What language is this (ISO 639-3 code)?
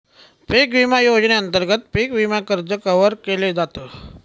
mar